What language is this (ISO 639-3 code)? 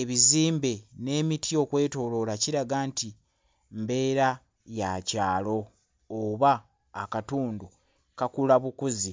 lug